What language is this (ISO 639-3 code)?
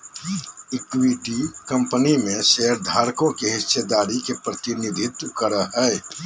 mag